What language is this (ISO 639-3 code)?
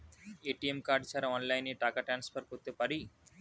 ben